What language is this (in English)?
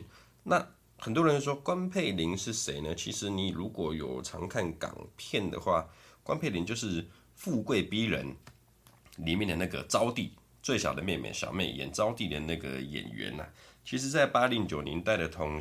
Chinese